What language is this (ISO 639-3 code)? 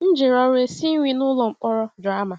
ibo